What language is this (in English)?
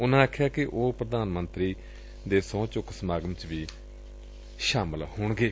Punjabi